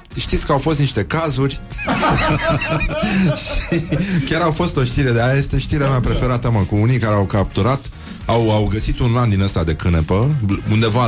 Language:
Romanian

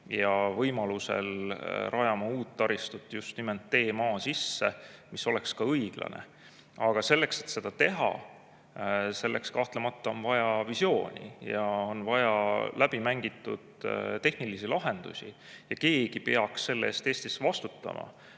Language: Estonian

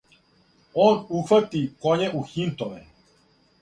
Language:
Serbian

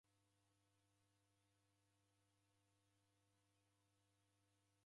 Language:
Taita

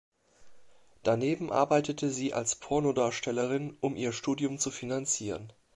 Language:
German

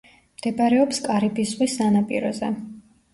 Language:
Georgian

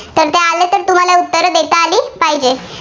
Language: Marathi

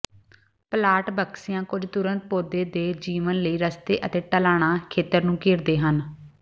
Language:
Punjabi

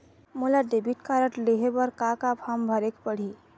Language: Chhattisgarhi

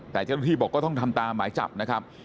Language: Thai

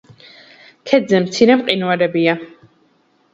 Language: Georgian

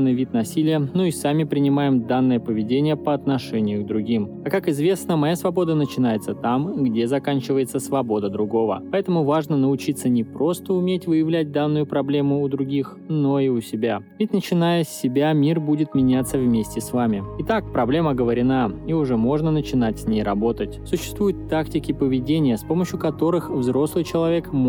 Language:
Russian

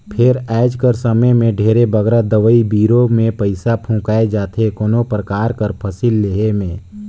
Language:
Chhattisgarhi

